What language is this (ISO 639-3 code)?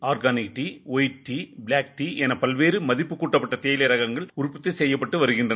tam